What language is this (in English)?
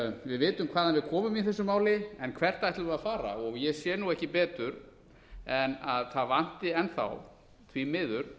Icelandic